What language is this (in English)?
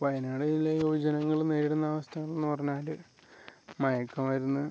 Malayalam